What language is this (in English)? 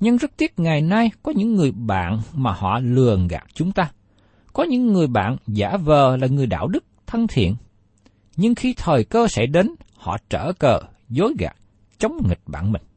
Vietnamese